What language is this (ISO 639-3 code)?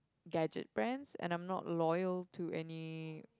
eng